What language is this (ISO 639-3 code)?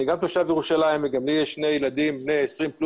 heb